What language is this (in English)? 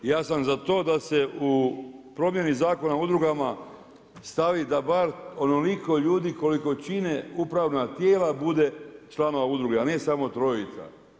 Croatian